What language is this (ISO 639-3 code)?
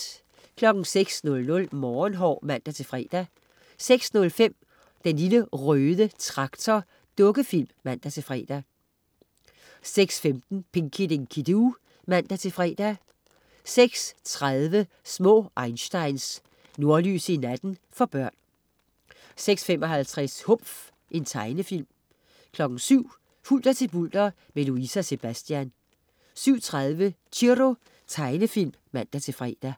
dan